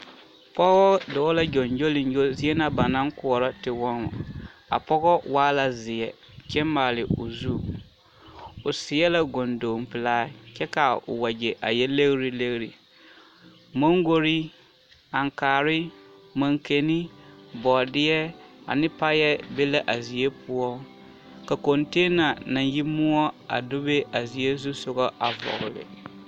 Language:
Southern Dagaare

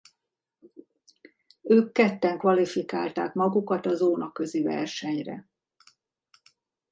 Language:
Hungarian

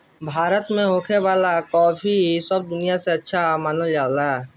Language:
Bhojpuri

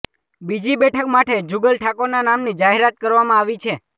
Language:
Gujarati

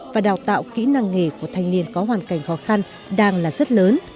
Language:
Vietnamese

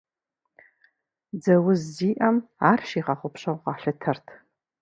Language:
Kabardian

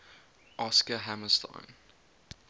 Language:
English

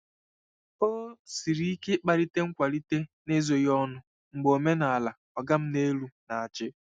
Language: Igbo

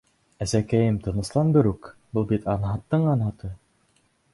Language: Bashkir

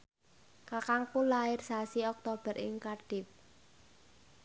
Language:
Javanese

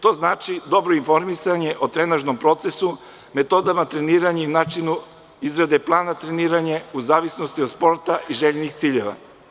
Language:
Serbian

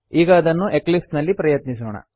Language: Kannada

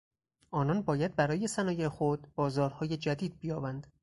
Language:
Persian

